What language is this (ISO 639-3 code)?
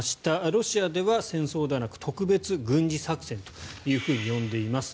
jpn